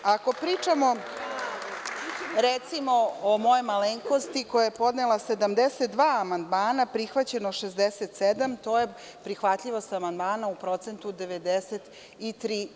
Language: Serbian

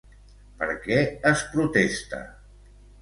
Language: Catalan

